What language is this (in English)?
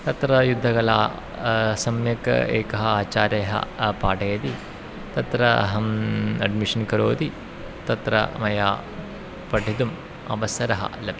Sanskrit